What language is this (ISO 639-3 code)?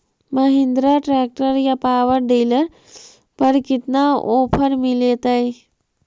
mag